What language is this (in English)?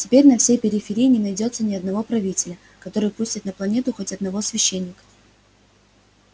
Russian